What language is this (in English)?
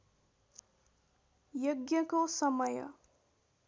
Nepali